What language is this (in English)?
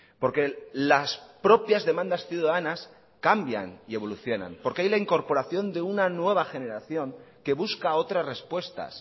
Spanish